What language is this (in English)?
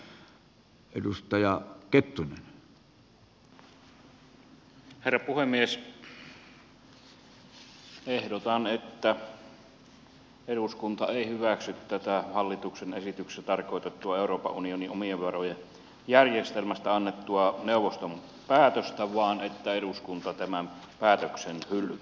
Finnish